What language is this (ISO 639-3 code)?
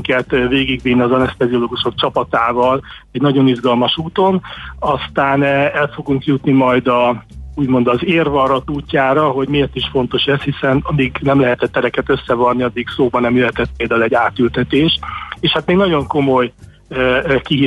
hun